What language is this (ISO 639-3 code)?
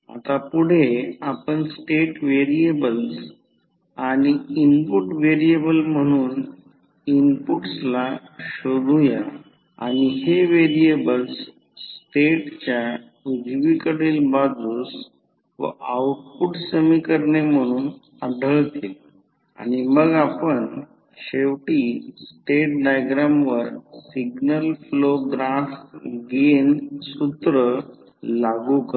mar